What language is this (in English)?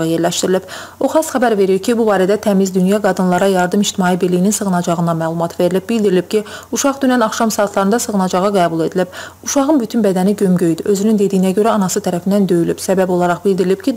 Russian